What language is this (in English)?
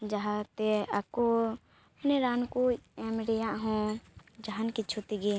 Santali